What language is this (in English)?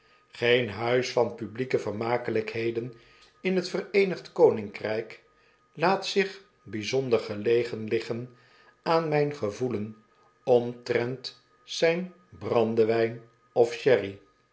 Dutch